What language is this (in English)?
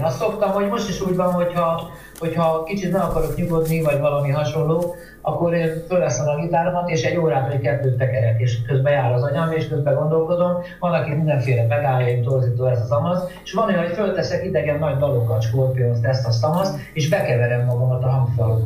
Hungarian